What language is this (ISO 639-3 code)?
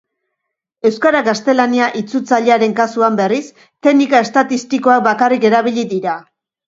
eus